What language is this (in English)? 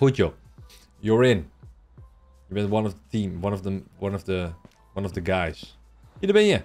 Dutch